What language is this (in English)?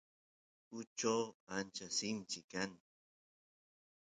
Santiago del Estero Quichua